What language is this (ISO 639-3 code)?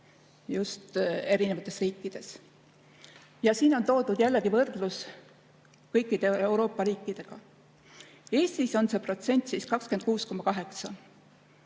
est